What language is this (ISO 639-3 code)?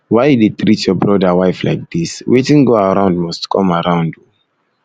pcm